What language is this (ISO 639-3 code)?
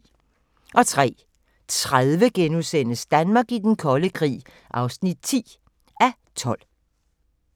dan